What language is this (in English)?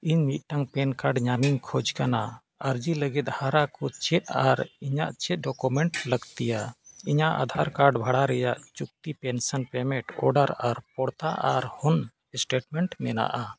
Santali